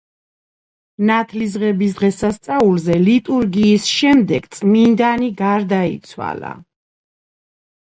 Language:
Georgian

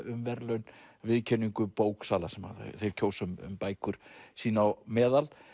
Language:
Icelandic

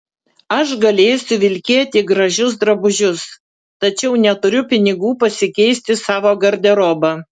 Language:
Lithuanian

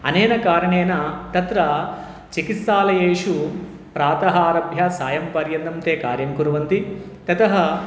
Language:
Sanskrit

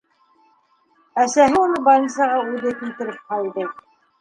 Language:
Bashkir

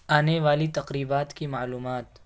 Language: Urdu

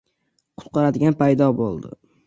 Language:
Uzbek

